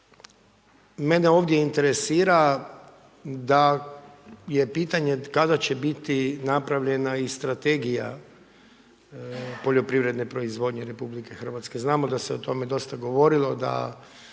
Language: Croatian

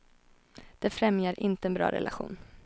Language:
Swedish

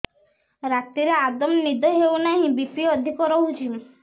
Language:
Odia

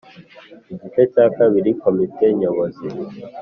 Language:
Kinyarwanda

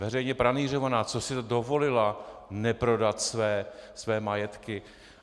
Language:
Czech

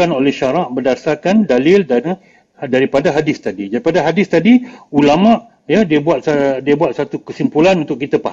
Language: Malay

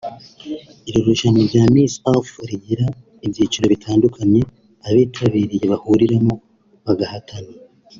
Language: Kinyarwanda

